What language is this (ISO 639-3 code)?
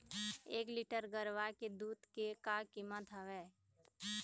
hne